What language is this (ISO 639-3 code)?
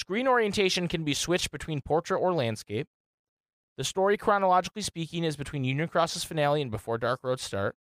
eng